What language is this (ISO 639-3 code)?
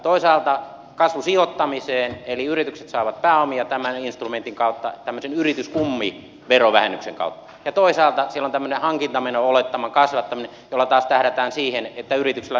fin